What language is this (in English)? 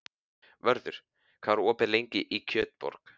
Icelandic